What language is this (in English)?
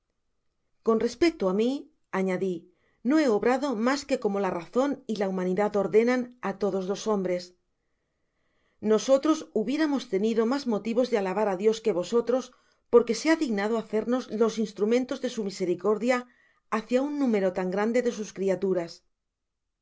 Spanish